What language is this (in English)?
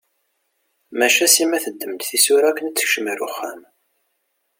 Kabyle